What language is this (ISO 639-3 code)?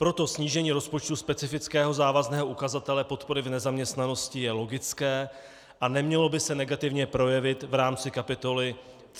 ces